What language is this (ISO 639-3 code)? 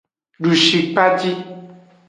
ajg